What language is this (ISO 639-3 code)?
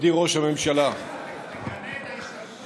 heb